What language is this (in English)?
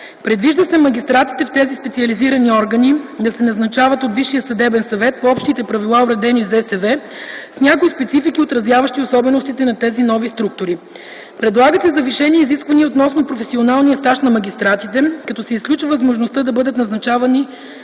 Bulgarian